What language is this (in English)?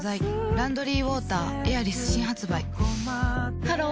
Japanese